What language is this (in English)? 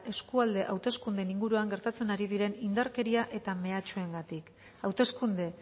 Basque